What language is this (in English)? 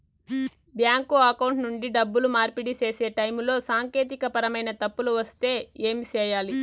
Telugu